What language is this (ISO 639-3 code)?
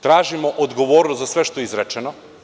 srp